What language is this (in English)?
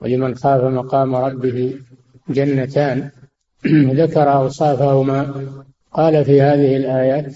Arabic